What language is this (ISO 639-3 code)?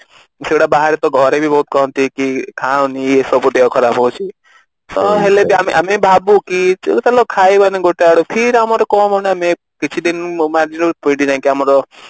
ori